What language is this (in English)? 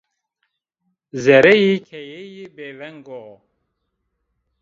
Zaza